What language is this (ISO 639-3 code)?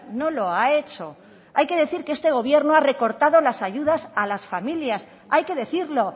spa